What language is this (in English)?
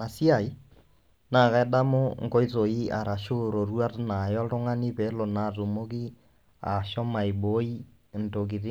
Masai